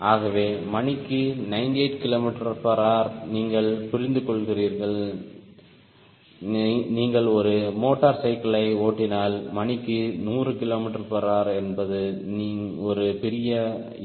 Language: Tamil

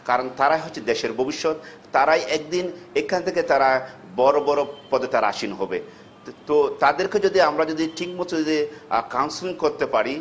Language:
Bangla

